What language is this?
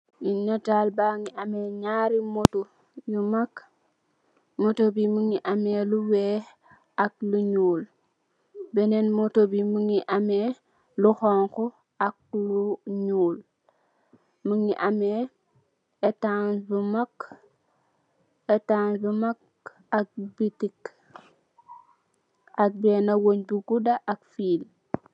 Wolof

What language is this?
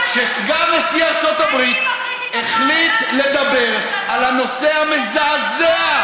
Hebrew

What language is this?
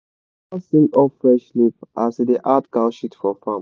Nigerian Pidgin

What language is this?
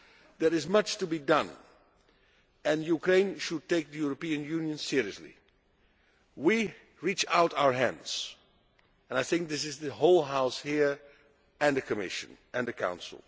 English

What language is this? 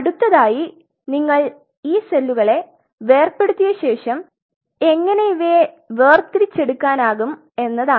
Malayalam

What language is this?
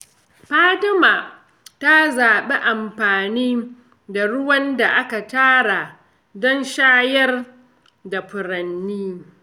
Hausa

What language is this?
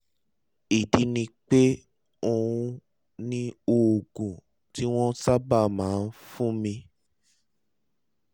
Yoruba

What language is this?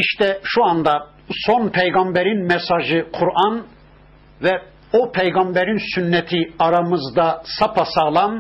Turkish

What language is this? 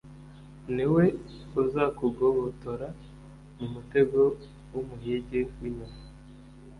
Kinyarwanda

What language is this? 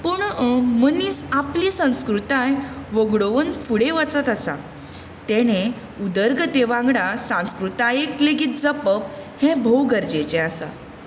Konkani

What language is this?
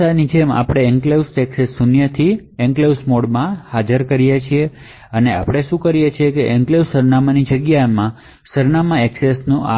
Gujarati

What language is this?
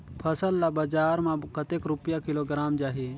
Chhattisgarhi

